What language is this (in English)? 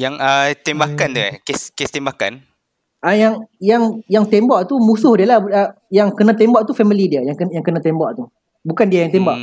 Malay